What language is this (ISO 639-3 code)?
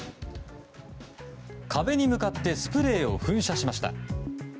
jpn